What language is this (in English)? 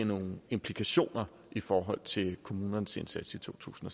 Danish